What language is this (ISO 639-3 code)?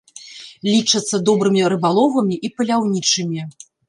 bel